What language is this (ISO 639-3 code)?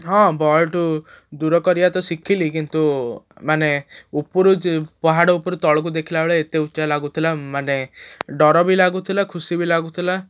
ori